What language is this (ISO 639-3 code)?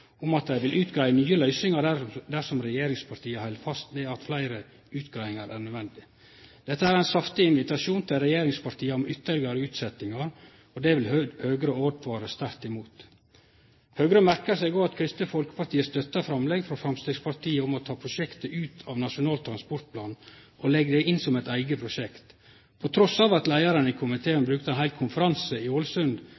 nno